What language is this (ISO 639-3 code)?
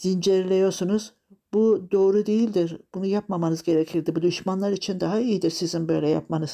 tur